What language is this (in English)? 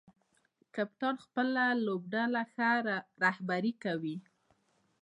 Pashto